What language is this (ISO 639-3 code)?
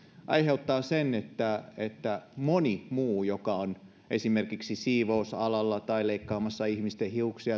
fin